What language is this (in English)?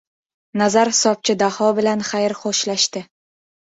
Uzbek